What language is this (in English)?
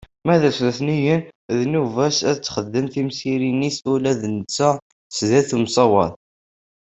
Kabyle